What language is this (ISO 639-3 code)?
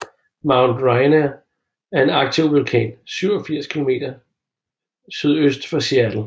dan